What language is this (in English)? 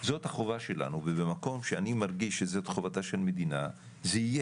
Hebrew